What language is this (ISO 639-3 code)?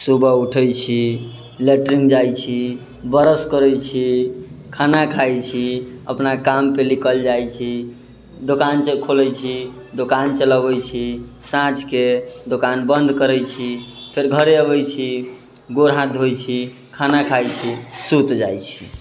mai